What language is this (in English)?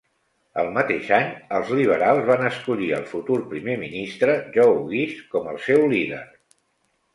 Catalan